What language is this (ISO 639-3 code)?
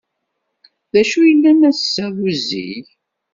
kab